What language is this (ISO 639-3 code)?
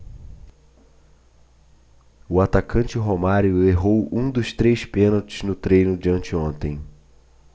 por